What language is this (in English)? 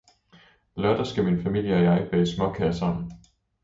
Danish